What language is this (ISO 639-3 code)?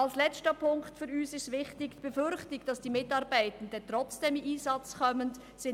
gsw